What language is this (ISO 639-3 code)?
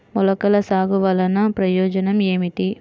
tel